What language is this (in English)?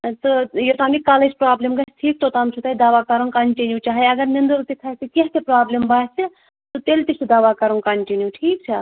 Kashmiri